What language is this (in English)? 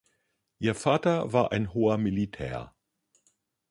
German